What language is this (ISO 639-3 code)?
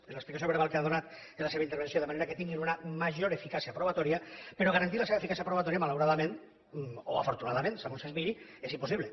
cat